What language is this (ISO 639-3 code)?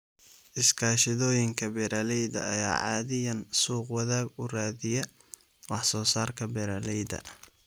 som